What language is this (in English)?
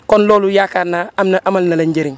Wolof